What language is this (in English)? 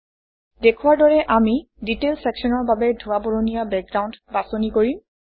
Assamese